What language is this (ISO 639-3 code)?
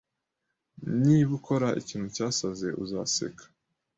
kin